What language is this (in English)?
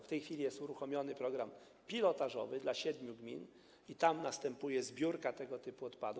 Polish